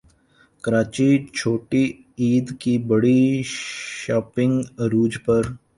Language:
Urdu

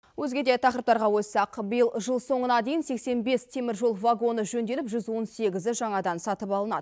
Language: Kazakh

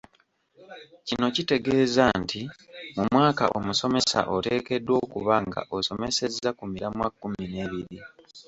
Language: Ganda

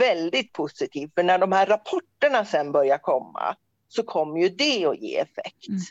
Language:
Swedish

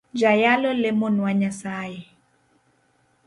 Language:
Luo (Kenya and Tanzania)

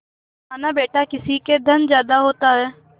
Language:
Hindi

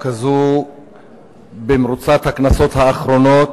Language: Hebrew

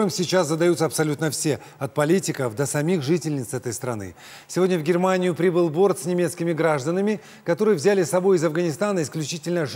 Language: Russian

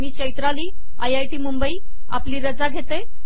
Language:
Marathi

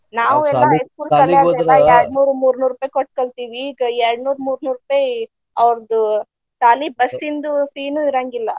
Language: Kannada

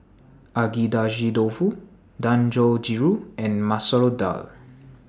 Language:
English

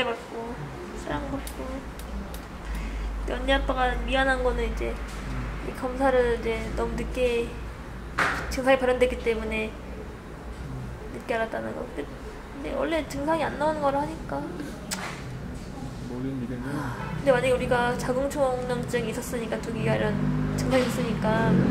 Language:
Korean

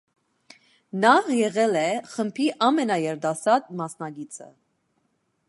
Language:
Armenian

